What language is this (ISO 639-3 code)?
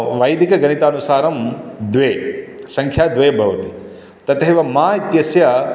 san